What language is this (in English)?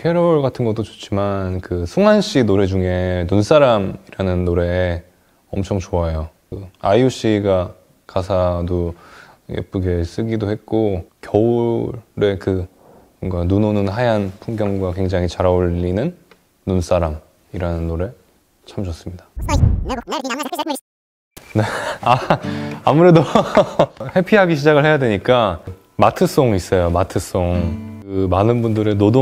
Korean